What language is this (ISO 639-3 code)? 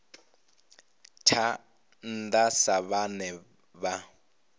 ven